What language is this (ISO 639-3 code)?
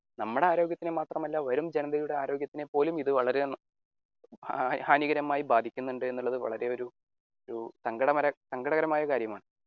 mal